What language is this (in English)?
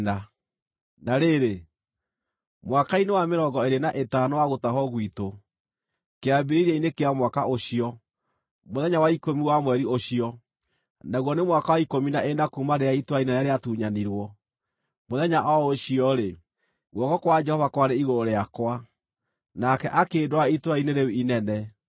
Kikuyu